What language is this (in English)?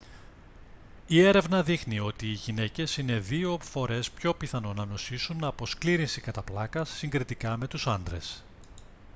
Greek